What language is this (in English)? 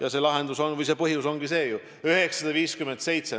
Estonian